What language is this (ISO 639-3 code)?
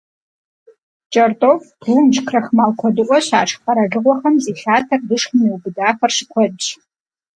kbd